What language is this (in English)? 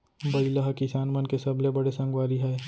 Chhattisgarhi